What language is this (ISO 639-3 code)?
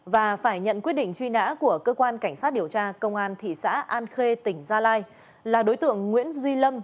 vie